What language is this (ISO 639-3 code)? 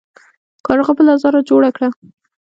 pus